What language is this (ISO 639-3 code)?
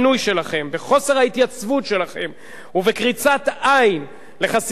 heb